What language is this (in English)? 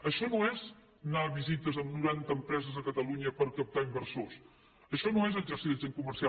Catalan